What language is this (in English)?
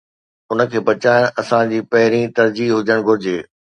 Sindhi